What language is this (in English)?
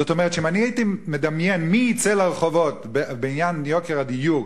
Hebrew